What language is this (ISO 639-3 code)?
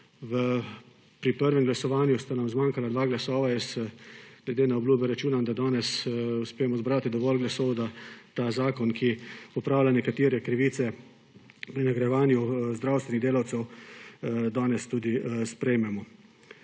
slv